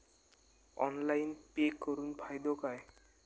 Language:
Marathi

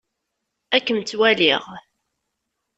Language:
Kabyle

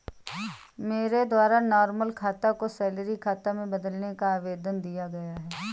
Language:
Hindi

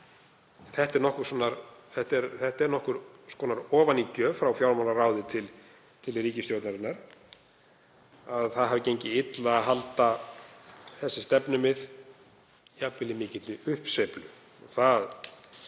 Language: Icelandic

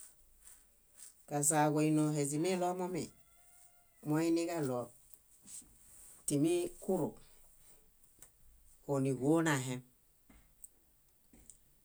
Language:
Bayot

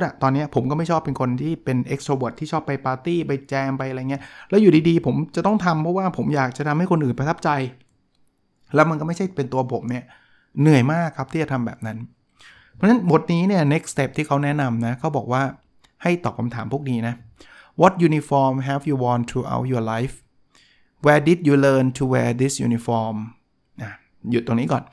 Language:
Thai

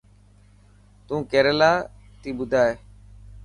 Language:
Dhatki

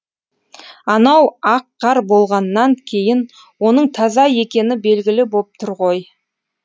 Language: Kazakh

